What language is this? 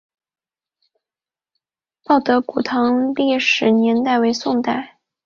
Chinese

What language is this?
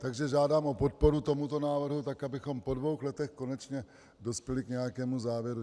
Czech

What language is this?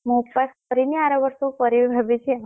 Odia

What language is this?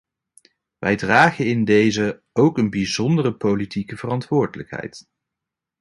Dutch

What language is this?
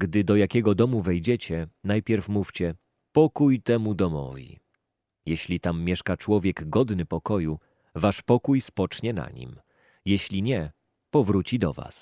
Polish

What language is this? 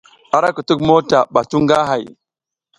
South Giziga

